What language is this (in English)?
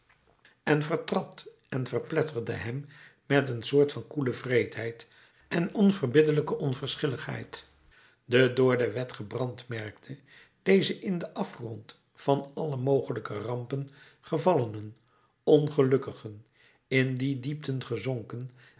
Dutch